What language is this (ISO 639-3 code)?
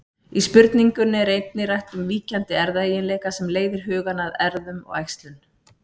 isl